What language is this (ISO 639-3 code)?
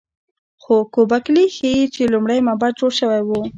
pus